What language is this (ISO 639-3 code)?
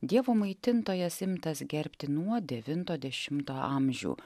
lit